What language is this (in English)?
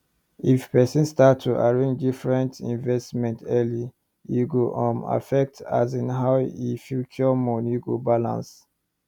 Nigerian Pidgin